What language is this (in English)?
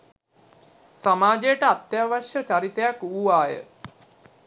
Sinhala